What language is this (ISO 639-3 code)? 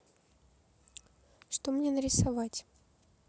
rus